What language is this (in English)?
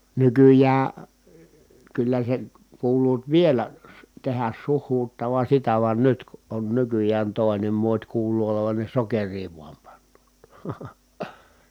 Finnish